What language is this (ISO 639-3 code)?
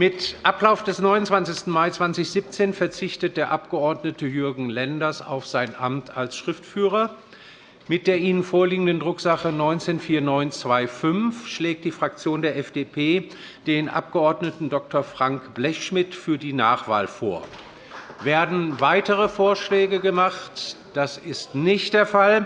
deu